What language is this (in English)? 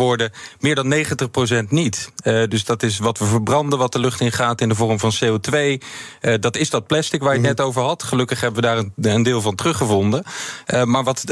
Dutch